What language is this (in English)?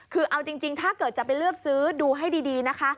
Thai